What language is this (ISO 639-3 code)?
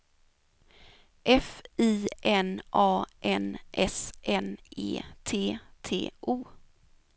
swe